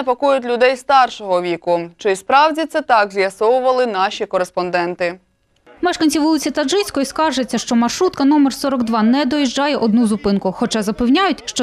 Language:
Ukrainian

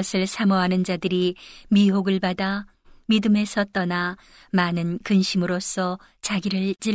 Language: Korean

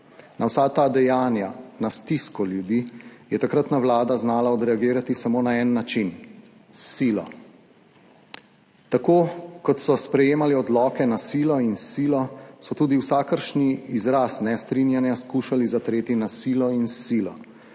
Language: Slovenian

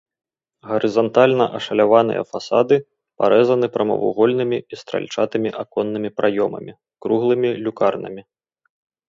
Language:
Belarusian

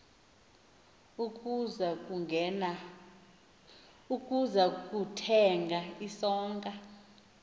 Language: Xhosa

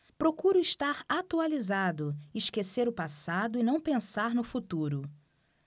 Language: Portuguese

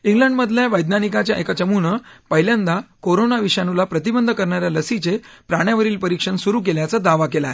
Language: Marathi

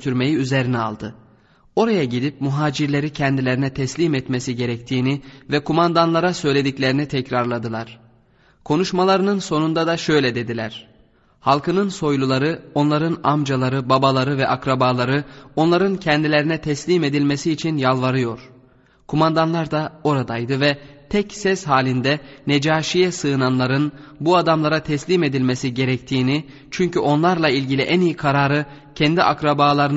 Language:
Turkish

